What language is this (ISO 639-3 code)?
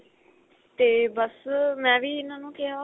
pan